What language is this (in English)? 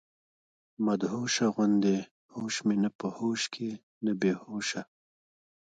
Pashto